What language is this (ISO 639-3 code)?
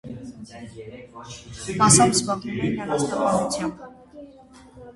hye